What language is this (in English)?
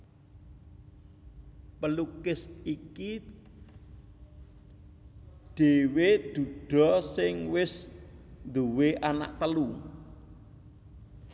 Javanese